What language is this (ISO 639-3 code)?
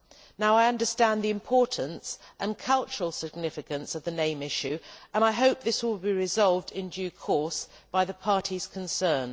eng